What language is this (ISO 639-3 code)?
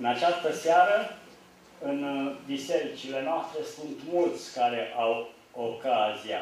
ron